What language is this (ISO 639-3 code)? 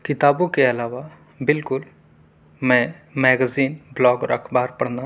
urd